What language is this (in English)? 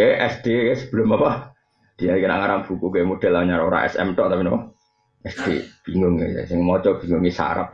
Indonesian